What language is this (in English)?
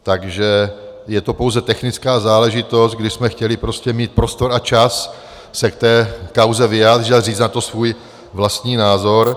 Czech